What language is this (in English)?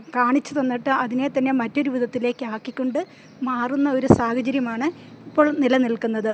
Malayalam